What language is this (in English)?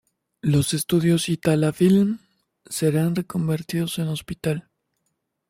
Spanish